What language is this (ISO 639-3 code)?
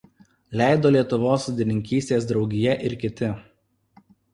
lit